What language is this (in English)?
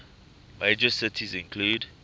English